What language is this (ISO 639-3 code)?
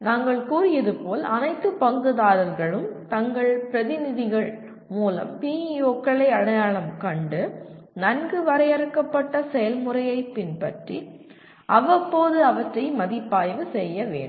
tam